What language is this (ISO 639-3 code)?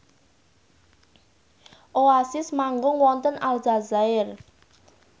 jav